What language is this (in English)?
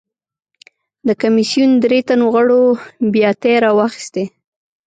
Pashto